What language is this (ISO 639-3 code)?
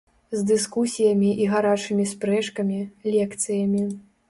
bel